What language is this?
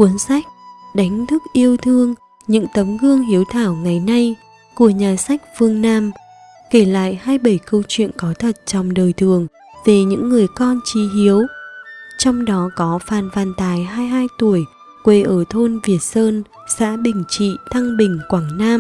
Vietnamese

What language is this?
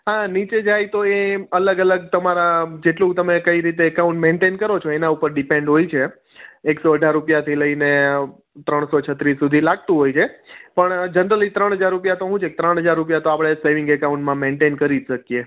Gujarati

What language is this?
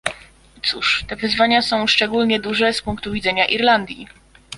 Polish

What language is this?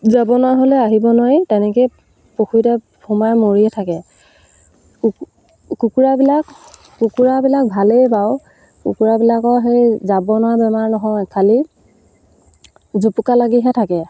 Assamese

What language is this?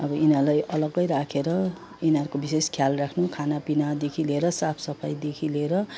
Nepali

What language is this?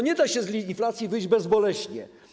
Polish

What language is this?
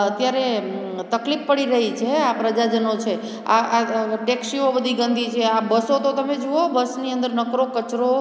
Gujarati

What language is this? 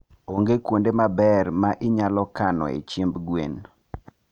Luo (Kenya and Tanzania)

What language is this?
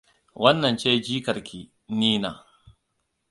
Hausa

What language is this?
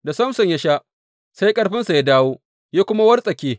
Hausa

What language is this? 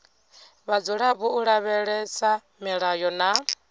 Venda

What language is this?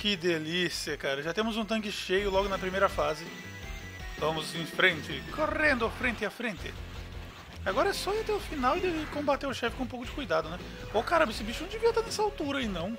Portuguese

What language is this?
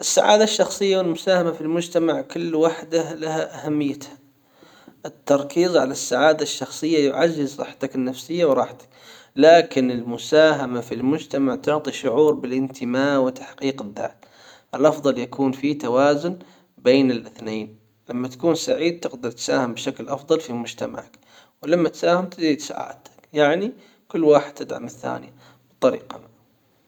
Hijazi Arabic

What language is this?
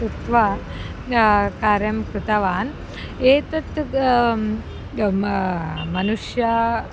Sanskrit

